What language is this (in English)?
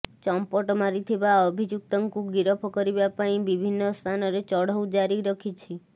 Odia